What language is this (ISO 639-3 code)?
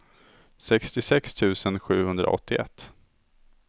swe